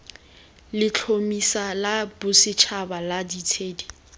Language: Tswana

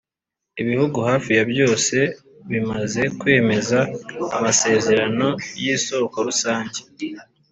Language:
Kinyarwanda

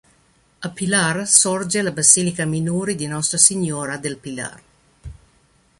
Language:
Italian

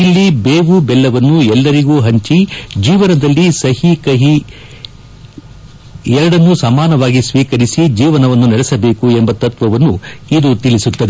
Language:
Kannada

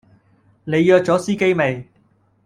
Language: Cantonese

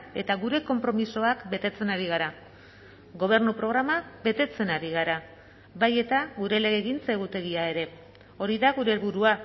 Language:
Basque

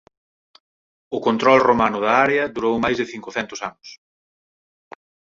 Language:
Galician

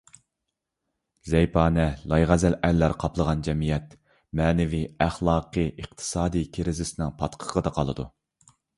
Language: Uyghur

